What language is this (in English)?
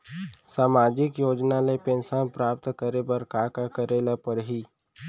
Chhattisgarhi